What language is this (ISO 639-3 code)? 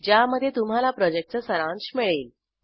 mar